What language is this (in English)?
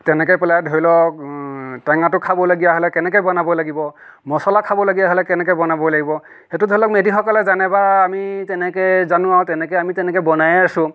Assamese